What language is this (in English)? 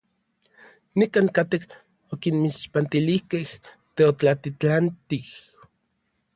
Orizaba Nahuatl